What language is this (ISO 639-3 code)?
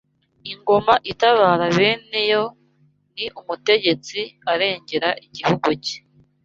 kin